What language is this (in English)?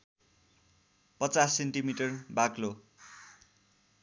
Nepali